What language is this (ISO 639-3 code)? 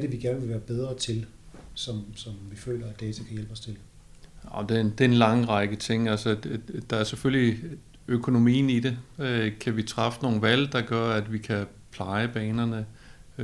dan